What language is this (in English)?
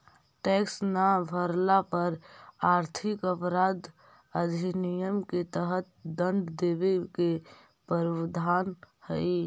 Magahi